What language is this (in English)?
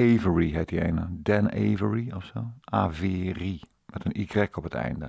Dutch